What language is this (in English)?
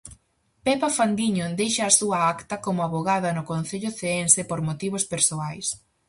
Galician